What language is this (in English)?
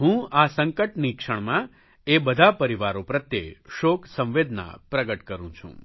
Gujarati